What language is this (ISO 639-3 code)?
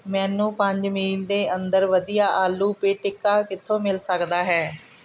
pan